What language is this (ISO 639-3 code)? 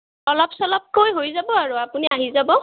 asm